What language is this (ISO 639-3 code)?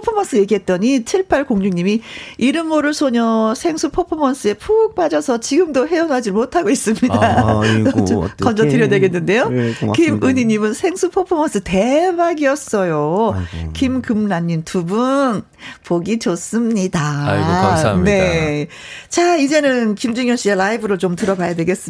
kor